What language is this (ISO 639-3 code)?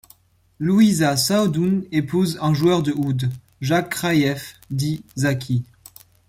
fra